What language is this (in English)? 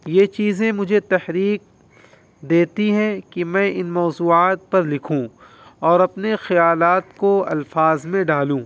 Urdu